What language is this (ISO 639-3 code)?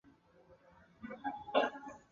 zho